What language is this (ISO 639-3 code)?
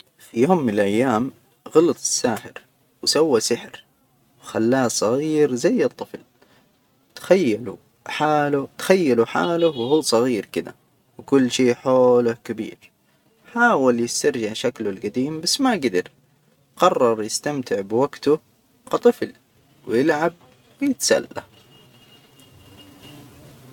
acw